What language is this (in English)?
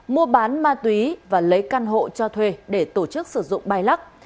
Vietnamese